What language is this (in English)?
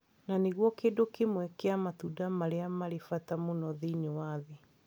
Kikuyu